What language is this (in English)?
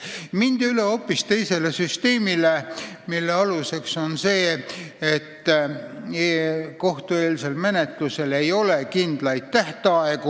Estonian